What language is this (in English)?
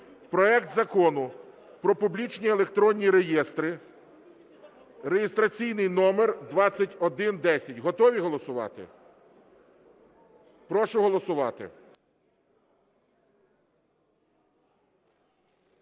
Ukrainian